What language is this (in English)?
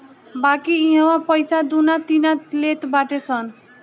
Bhojpuri